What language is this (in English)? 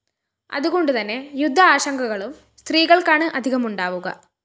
Malayalam